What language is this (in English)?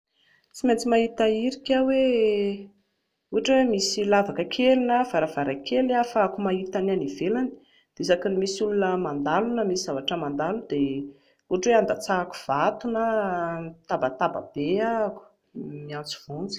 Malagasy